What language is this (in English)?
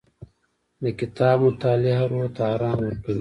Pashto